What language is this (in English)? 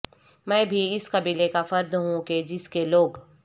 Urdu